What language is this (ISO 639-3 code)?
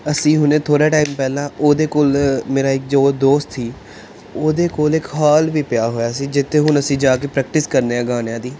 pan